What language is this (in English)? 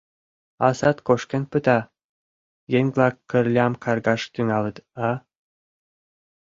Mari